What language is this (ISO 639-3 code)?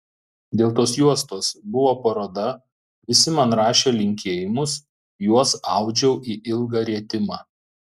lit